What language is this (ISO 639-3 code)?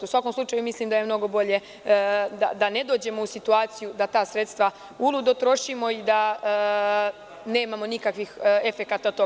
srp